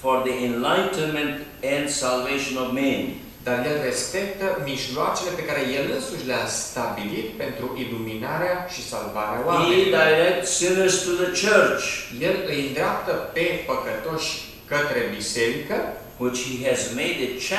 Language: Romanian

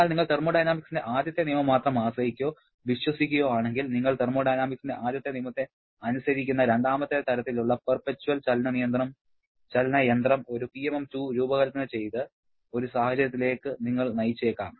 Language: Malayalam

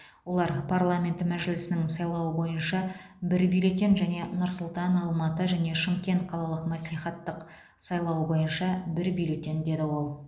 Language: Kazakh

